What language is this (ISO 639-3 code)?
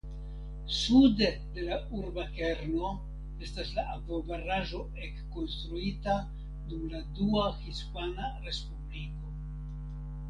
epo